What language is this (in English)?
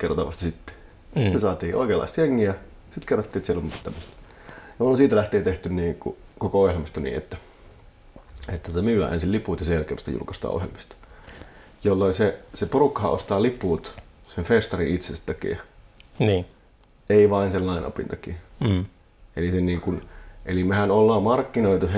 Finnish